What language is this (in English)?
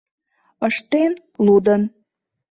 Mari